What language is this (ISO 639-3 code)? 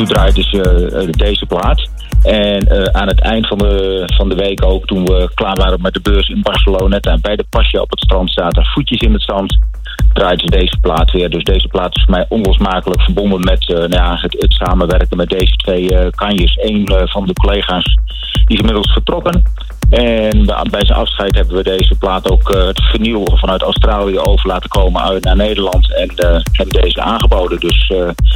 nld